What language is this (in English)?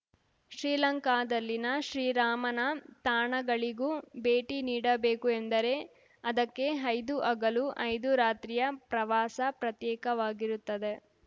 Kannada